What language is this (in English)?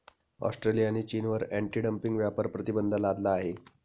Marathi